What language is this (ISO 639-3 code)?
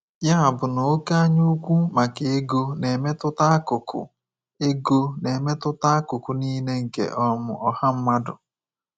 ibo